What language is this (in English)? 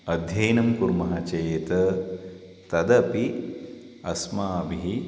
Sanskrit